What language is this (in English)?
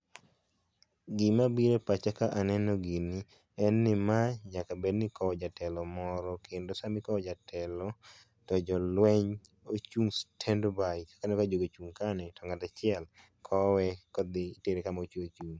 Luo (Kenya and Tanzania)